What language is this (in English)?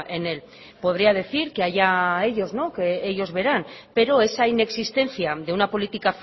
Spanish